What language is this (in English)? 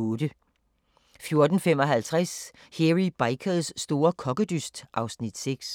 Danish